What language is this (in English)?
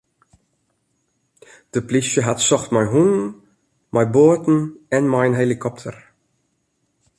Western Frisian